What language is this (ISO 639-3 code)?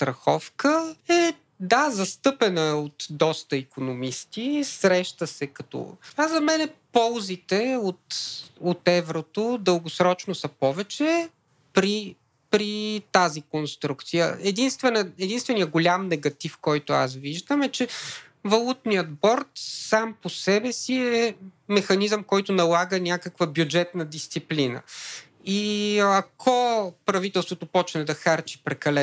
bul